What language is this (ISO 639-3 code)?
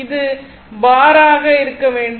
tam